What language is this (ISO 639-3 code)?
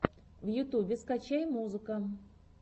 rus